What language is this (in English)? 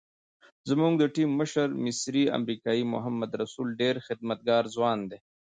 Pashto